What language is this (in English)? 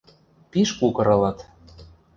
Western Mari